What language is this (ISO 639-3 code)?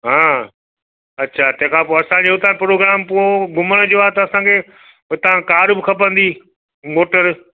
snd